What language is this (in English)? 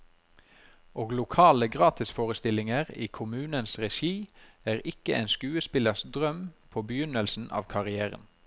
Norwegian